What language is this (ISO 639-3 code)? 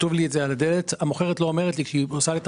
heb